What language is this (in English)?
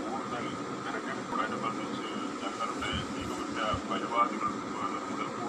Malayalam